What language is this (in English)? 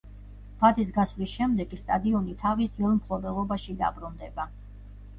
Georgian